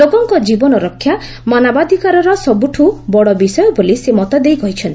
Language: Odia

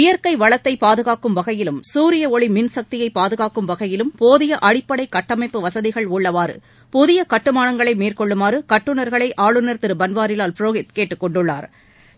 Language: Tamil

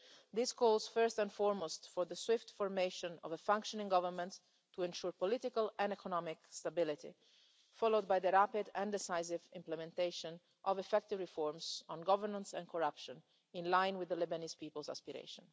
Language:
English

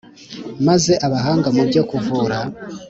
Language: Kinyarwanda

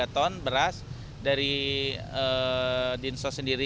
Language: Indonesian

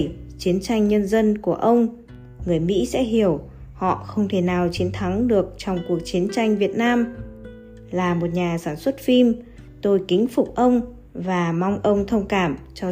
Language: Vietnamese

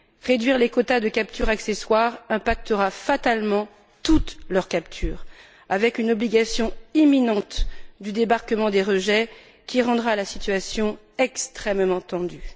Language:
French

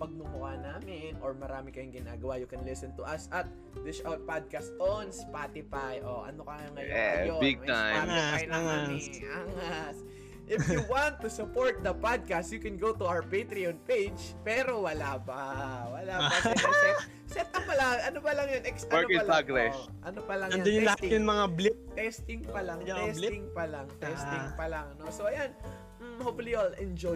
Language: Filipino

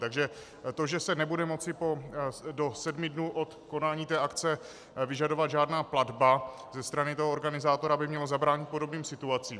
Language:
Czech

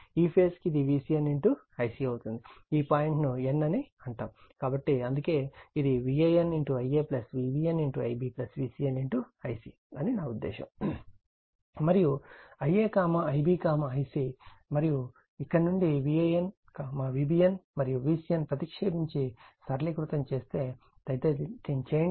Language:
Telugu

